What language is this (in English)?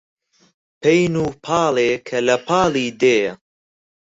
Central Kurdish